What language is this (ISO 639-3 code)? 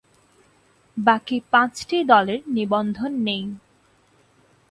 ben